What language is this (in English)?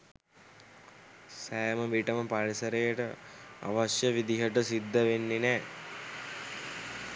Sinhala